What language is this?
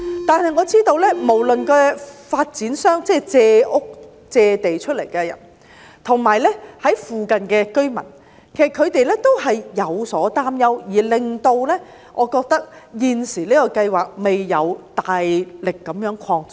Cantonese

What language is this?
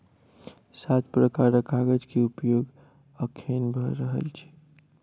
Maithili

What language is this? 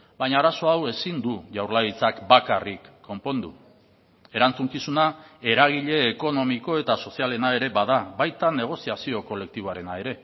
Basque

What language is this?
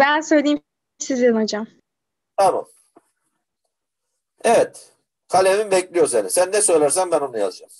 Turkish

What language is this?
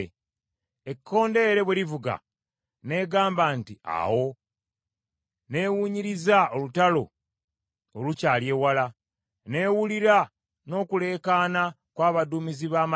Ganda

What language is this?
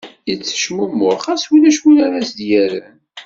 Kabyle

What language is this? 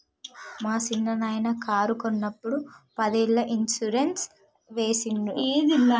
Telugu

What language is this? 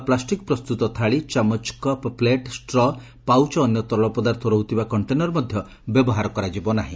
Odia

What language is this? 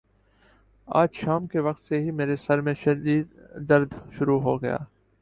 Urdu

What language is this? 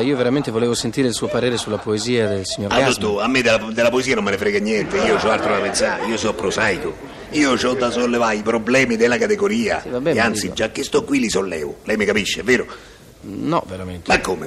Italian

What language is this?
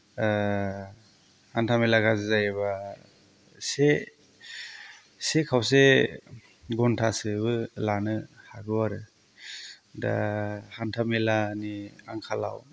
Bodo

